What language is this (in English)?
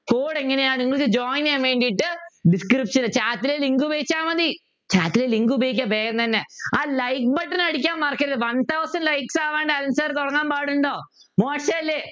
Malayalam